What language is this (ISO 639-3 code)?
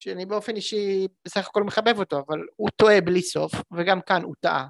heb